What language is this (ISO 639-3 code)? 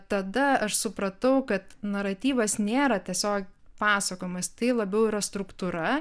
lit